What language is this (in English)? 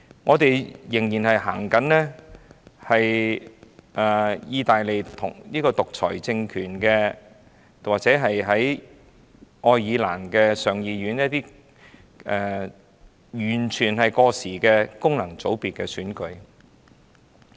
Cantonese